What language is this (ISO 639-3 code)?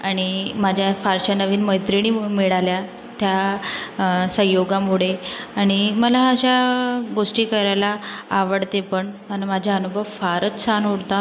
mar